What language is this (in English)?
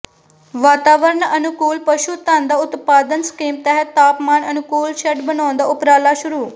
Punjabi